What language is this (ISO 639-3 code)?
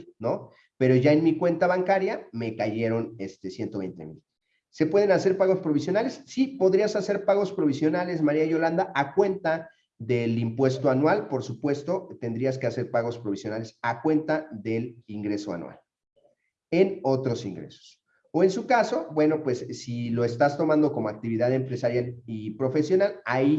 spa